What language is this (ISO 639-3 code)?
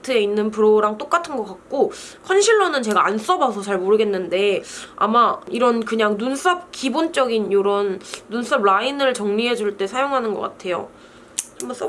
kor